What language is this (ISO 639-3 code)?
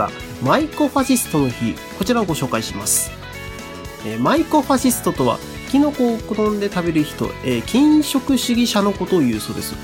jpn